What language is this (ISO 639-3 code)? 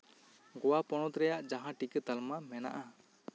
sat